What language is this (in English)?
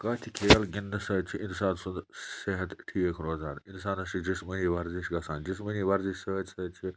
Kashmiri